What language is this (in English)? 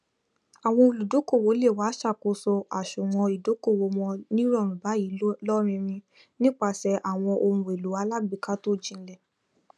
Yoruba